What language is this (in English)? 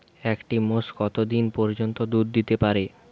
Bangla